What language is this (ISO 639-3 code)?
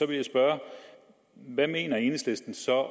dan